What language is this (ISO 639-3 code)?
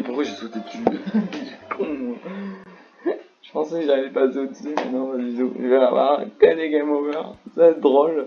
fra